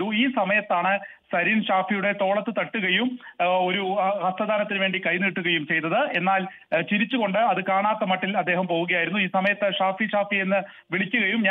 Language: Arabic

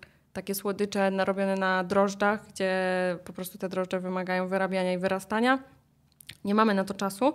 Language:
Polish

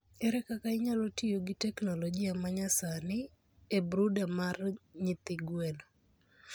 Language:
Luo (Kenya and Tanzania)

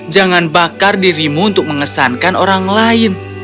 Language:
Indonesian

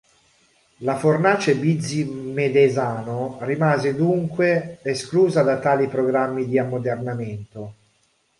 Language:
Italian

